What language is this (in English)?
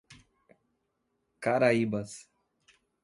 Portuguese